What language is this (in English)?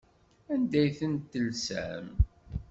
Kabyle